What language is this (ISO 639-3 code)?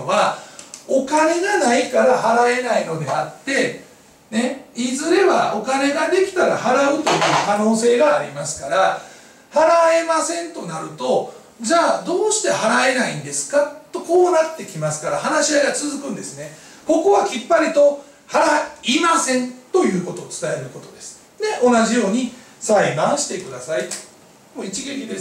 jpn